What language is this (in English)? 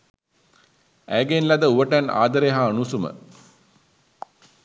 Sinhala